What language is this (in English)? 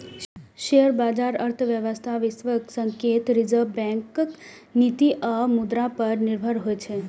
Maithili